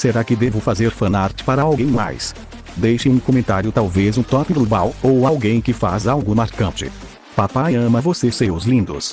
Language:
Portuguese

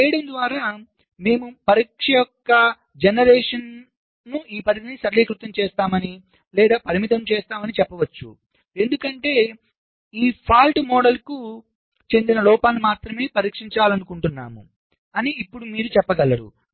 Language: Telugu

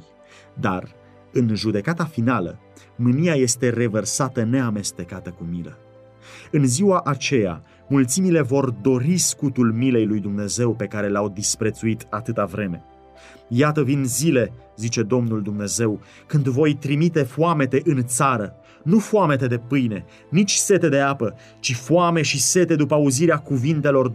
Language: Romanian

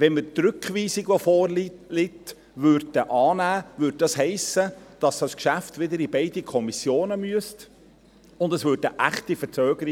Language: Swiss German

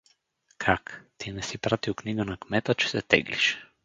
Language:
Bulgarian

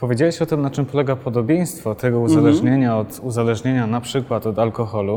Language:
Polish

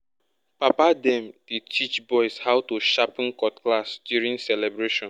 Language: Nigerian Pidgin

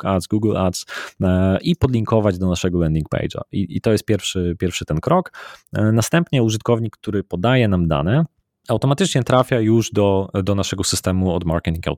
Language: Polish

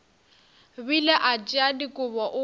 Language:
Northern Sotho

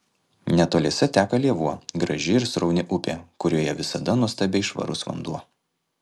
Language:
Lithuanian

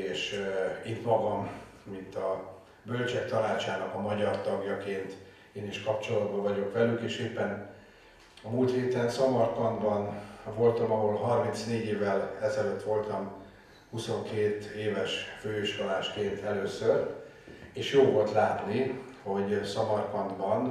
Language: Hungarian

